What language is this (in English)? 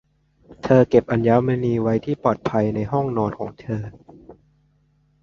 Thai